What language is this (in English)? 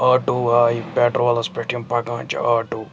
Kashmiri